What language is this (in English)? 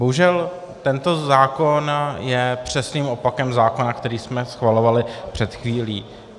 Czech